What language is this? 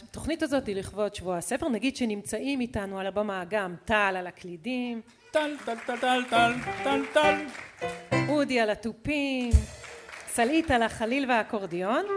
Hebrew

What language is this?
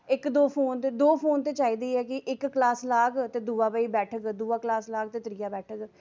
Dogri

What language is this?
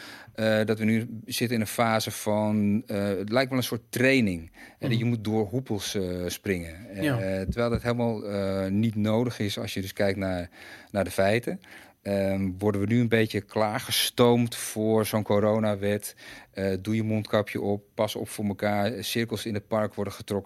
Dutch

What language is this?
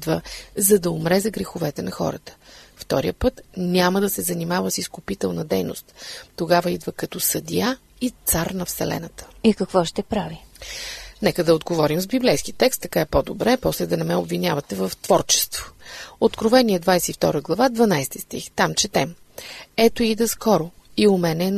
Bulgarian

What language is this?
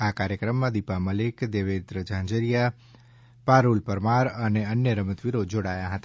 Gujarati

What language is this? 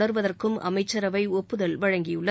Tamil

